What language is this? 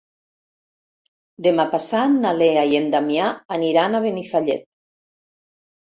Catalan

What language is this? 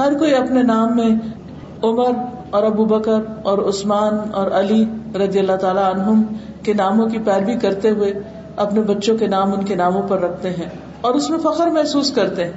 Urdu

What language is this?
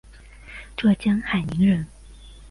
Chinese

